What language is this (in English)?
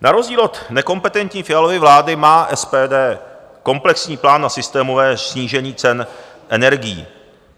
Czech